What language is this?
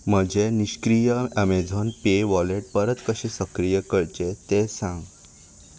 Konkani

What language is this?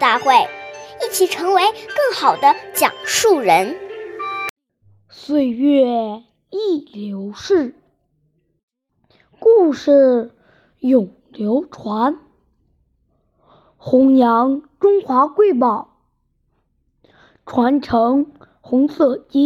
Chinese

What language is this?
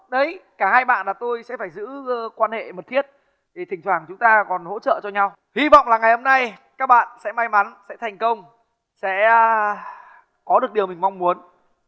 Vietnamese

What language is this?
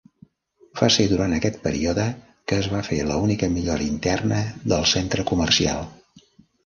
Catalan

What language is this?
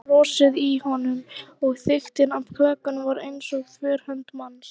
Icelandic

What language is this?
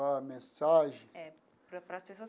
Portuguese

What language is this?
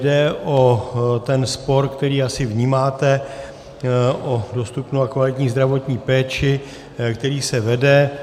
Czech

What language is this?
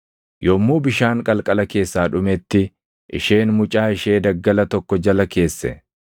Oromo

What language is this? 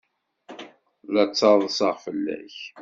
Kabyle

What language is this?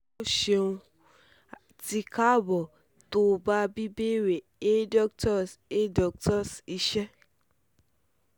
Yoruba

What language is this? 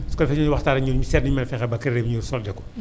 Wolof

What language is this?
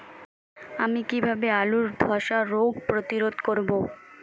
Bangla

